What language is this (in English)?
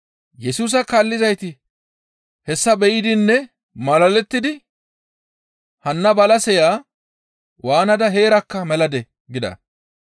Gamo